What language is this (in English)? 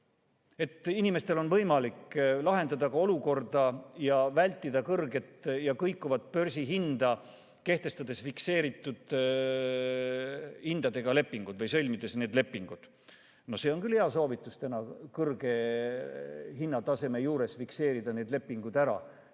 Estonian